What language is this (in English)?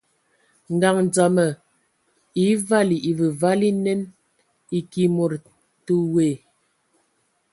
Ewondo